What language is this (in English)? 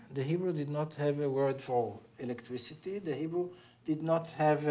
English